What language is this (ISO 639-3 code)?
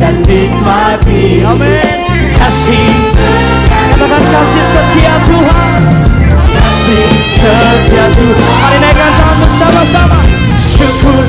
ind